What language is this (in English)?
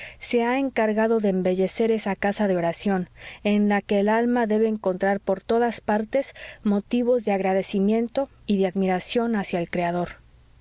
Spanish